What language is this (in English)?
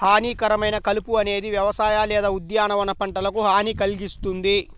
Telugu